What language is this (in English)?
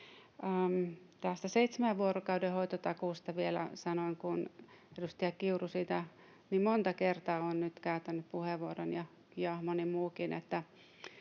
Finnish